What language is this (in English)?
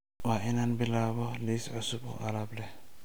Somali